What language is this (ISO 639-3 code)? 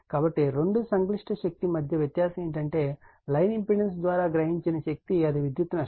tel